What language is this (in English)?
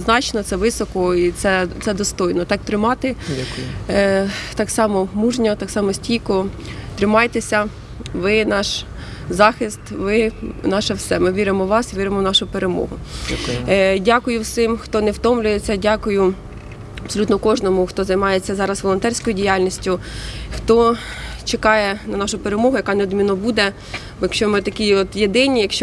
Ukrainian